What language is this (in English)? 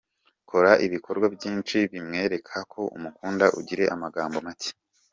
Kinyarwanda